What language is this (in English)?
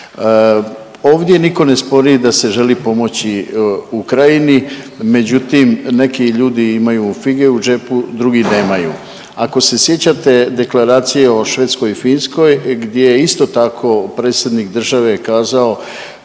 Croatian